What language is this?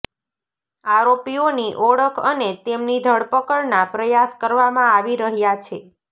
Gujarati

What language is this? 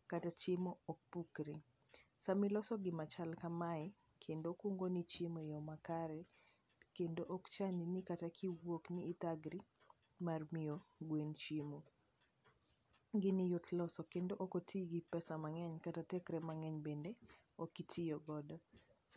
Luo (Kenya and Tanzania)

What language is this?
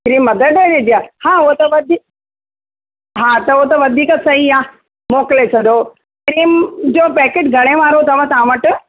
Sindhi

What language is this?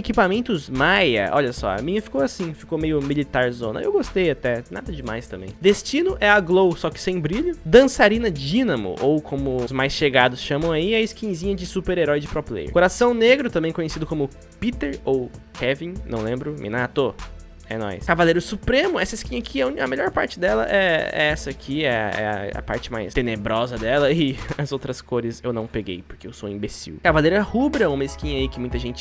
Portuguese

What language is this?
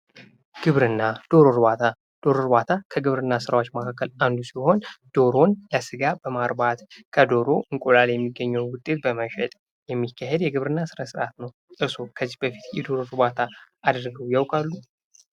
Amharic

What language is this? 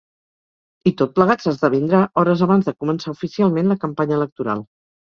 Catalan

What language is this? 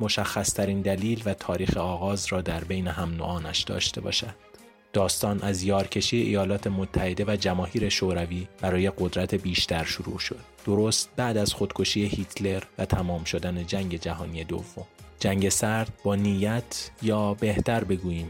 Persian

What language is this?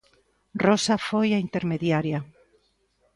Galician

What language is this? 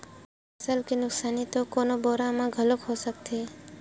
Chhattisgarhi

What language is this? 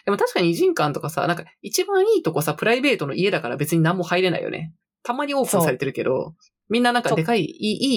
Japanese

